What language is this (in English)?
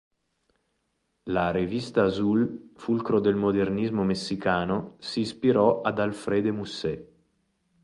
Italian